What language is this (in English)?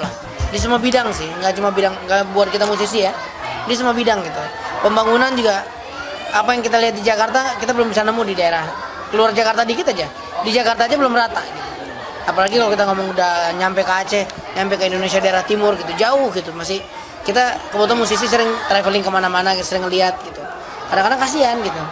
Indonesian